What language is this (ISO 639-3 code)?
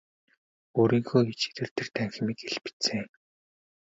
mon